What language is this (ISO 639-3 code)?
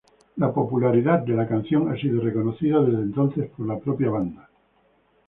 spa